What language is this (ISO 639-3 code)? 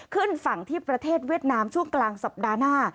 tha